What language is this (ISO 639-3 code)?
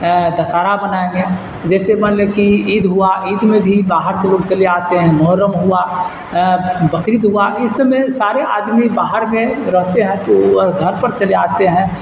urd